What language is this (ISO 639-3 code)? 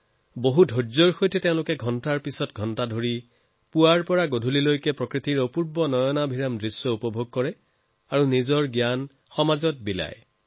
asm